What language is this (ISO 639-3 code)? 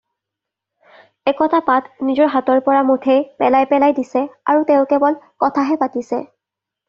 asm